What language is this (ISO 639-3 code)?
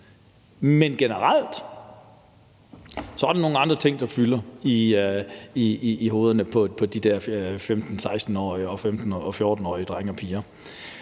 dan